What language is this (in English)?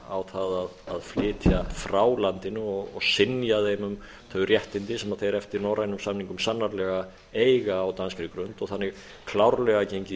Icelandic